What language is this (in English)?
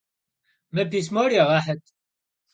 Kabardian